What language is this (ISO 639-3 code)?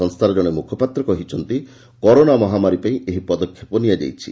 ori